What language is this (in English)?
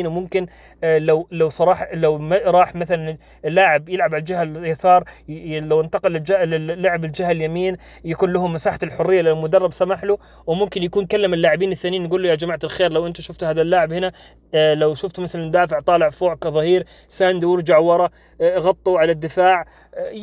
Arabic